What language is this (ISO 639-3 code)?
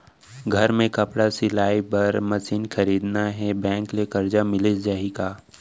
hne